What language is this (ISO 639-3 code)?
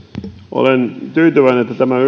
fin